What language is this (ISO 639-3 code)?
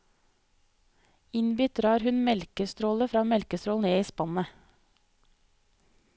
nor